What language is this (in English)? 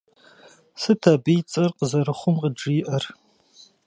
Kabardian